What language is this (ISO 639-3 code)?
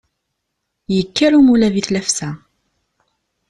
kab